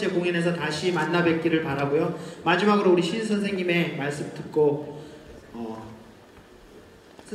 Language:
Korean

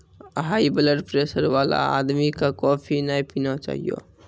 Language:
Maithili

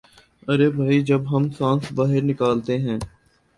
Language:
Urdu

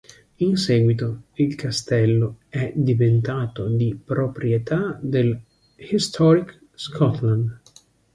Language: Italian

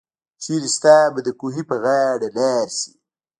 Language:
Pashto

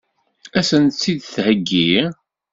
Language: Kabyle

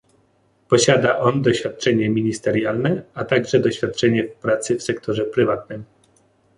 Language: Polish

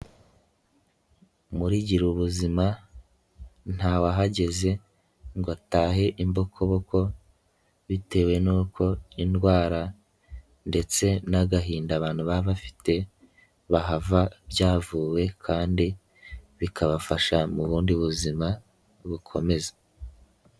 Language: Kinyarwanda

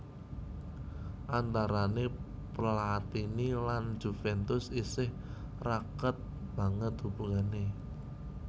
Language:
Javanese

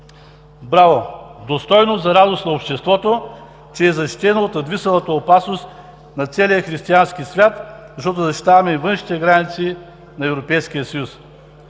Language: Bulgarian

